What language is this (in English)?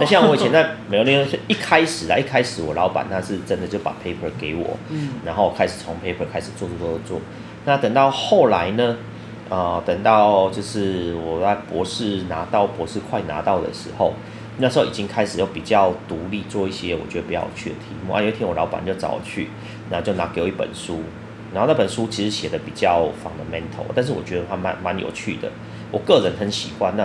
Chinese